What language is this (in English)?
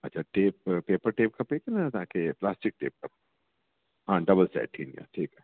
Sindhi